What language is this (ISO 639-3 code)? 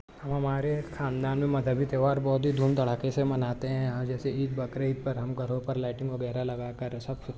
urd